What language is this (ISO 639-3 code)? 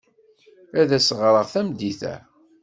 kab